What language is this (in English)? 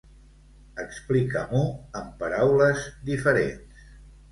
Catalan